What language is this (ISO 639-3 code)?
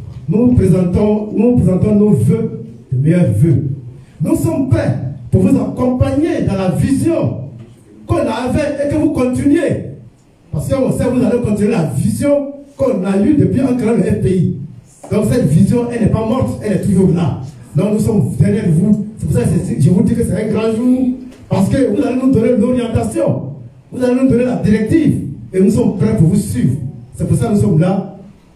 fra